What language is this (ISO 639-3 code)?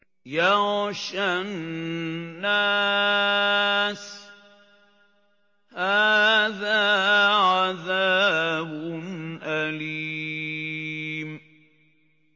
ara